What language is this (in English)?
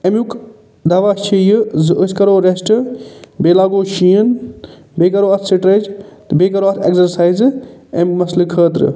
Kashmiri